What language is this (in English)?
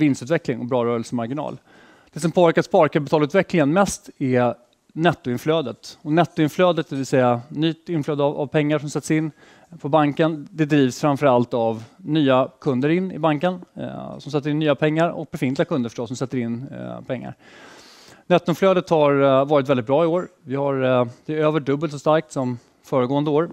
Swedish